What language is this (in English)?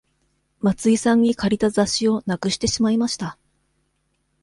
Japanese